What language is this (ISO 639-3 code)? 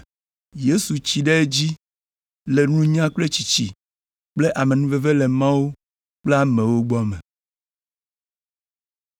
ewe